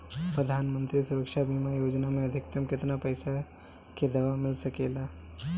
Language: Bhojpuri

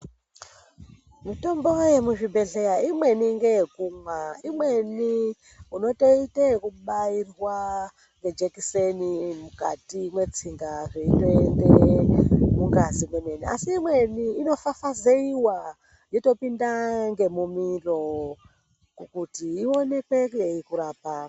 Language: Ndau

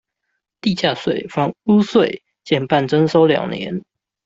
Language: Chinese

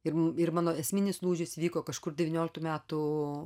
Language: Lithuanian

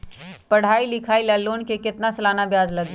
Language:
Magahi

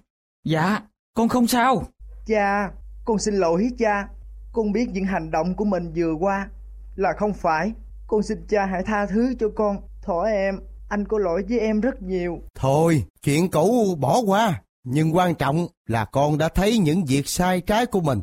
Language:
Vietnamese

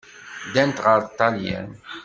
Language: Kabyle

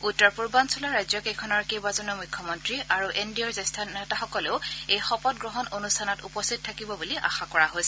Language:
Assamese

